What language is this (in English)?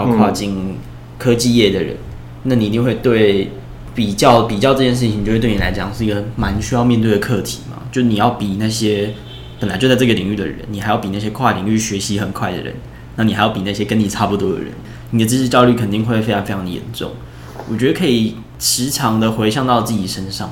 Chinese